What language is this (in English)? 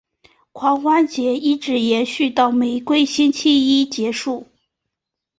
Chinese